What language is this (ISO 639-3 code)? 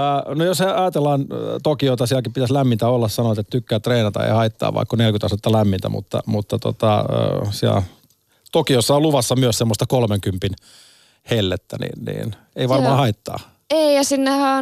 fin